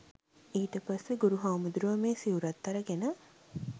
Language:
Sinhala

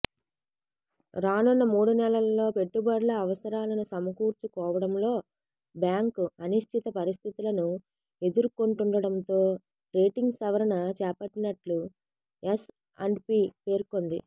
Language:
Telugu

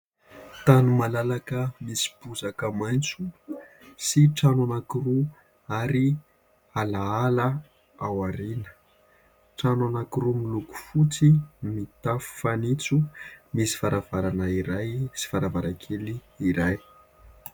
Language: Malagasy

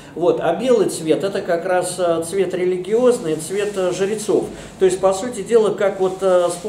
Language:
Russian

